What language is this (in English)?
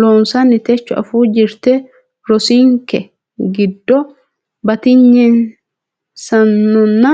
Sidamo